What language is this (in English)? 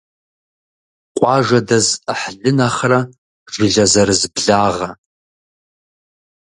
Kabardian